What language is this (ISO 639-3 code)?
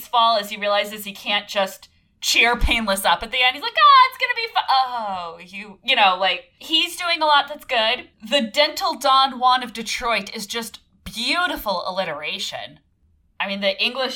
eng